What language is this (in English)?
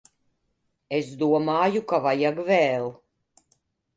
Latvian